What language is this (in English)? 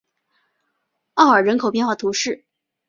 Chinese